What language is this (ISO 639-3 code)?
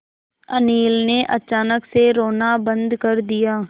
hin